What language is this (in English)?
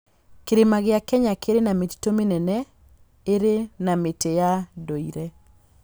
Kikuyu